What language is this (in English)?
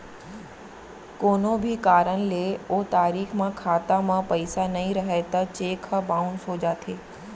Chhattisgarhi